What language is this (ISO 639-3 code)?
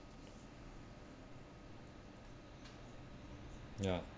eng